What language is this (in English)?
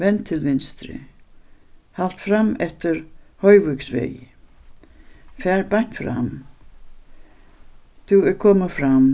Faroese